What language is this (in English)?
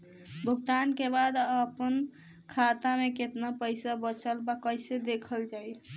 Bhojpuri